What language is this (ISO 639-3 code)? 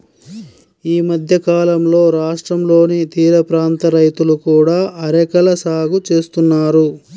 tel